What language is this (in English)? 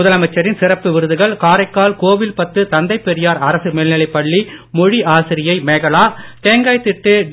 Tamil